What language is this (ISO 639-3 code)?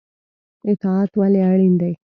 pus